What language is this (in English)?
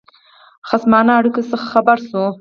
Pashto